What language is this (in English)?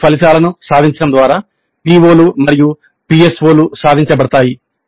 Telugu